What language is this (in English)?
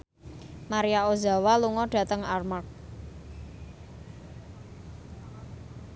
Javanese